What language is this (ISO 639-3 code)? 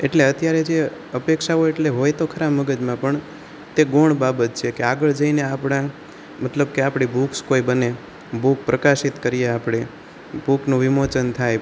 guj